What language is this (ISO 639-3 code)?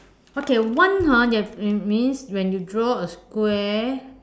eng